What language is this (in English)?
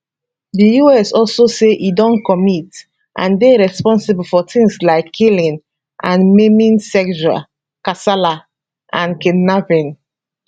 Nigerian Pidgin